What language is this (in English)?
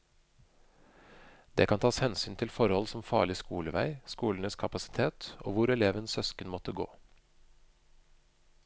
Norwegian